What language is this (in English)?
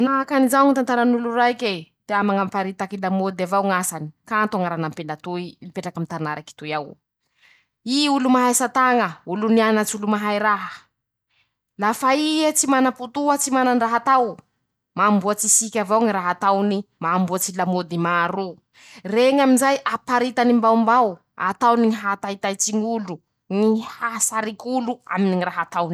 Masikoro Malagasy